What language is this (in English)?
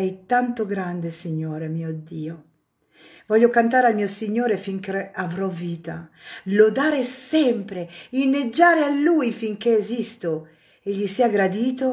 Italian